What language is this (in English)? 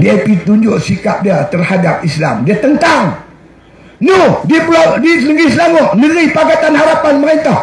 Malay